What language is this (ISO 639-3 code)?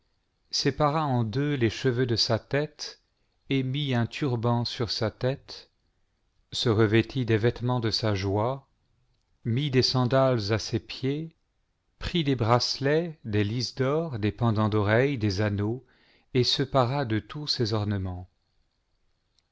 fra